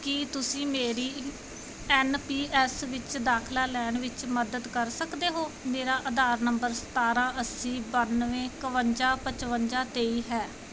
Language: Punjabi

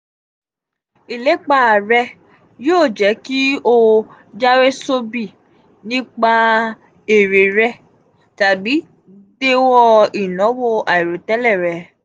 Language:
Yoruba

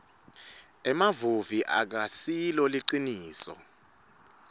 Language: Swati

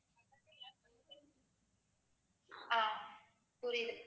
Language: Tamil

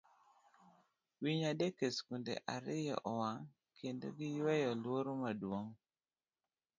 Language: Luo (Kenya and Tanzania)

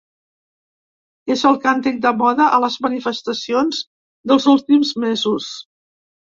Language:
Catalan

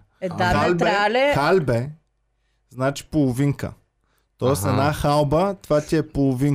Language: Bulgarian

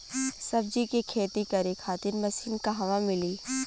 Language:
Bhojpuri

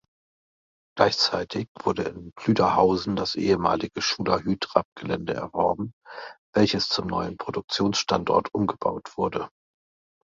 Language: German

